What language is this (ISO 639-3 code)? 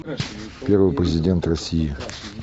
rus